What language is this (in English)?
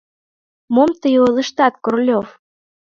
Mari